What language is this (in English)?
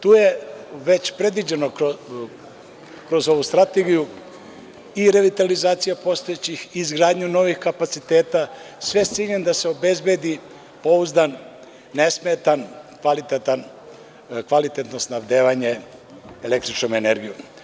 Serbian